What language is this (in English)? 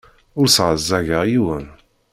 Kabyle